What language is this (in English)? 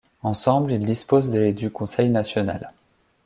French